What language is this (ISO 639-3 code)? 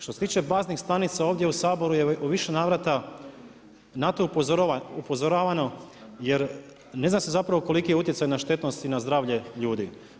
hrv